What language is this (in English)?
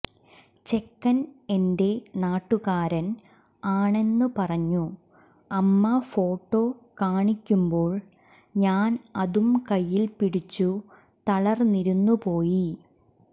Malayalam